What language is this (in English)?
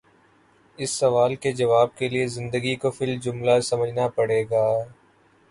Urdu